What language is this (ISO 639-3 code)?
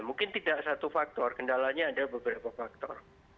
ind